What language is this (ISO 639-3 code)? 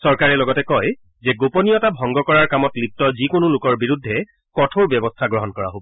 asm